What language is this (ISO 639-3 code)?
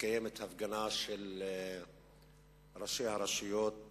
heb